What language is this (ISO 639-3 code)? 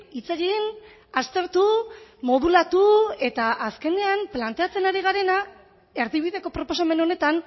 eus